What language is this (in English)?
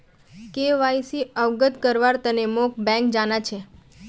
Magahi